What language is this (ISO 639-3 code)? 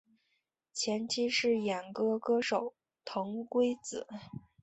zho